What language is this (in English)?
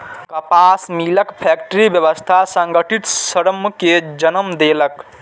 Maithili